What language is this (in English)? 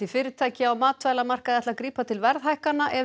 Icelandic